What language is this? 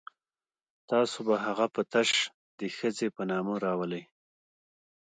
Pashto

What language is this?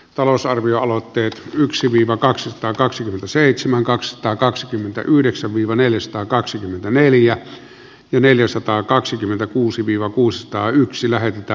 Finnish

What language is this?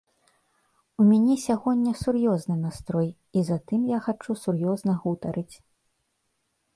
Belarusian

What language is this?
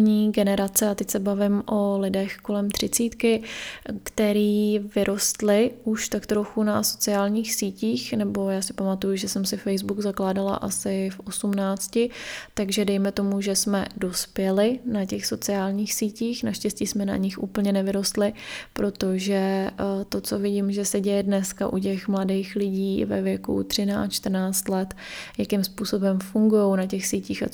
Czech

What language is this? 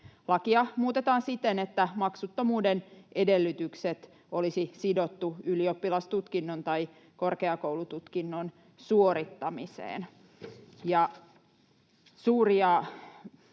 Finnish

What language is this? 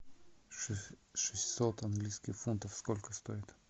Russian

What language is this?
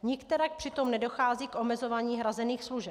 Czech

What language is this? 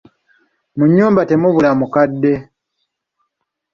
Ganda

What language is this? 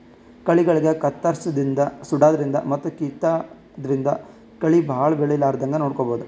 Kannada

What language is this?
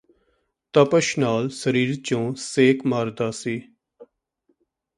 Punjabi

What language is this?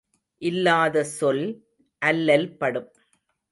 Tamil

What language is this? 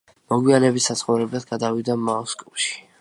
Georgian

